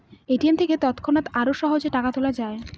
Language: Bangla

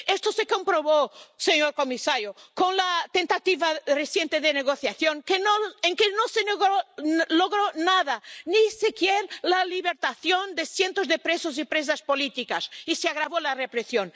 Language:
Spanish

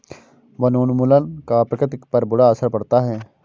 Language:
Hindi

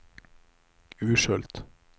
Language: Swedish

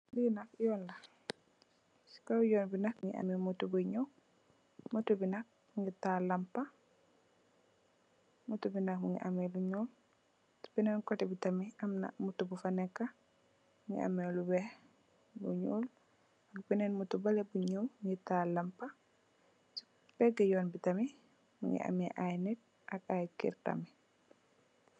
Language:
Wolof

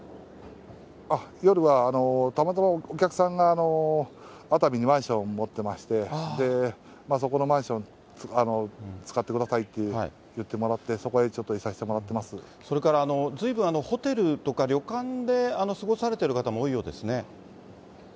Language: Japanese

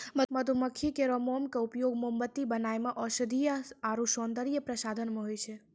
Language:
Maithili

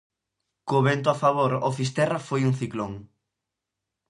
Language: Galician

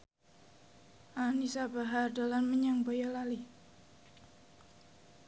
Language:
Javanese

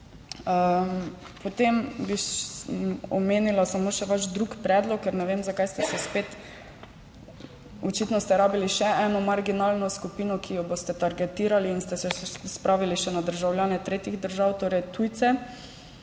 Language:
Slovenian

